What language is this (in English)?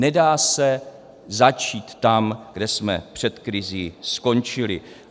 Czech